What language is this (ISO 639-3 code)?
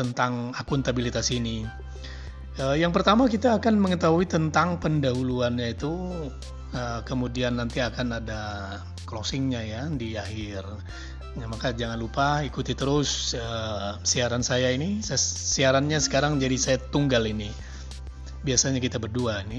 ind